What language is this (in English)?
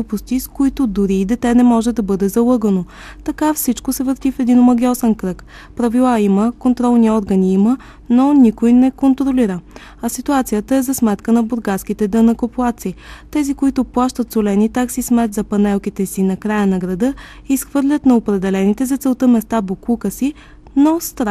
Bulgarian